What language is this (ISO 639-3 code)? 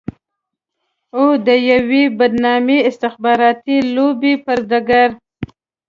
pus